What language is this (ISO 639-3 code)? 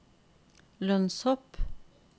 nor